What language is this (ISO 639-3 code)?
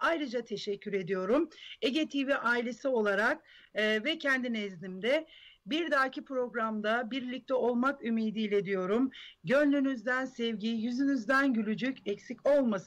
tur